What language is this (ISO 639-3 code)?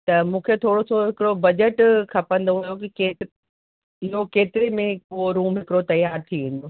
snd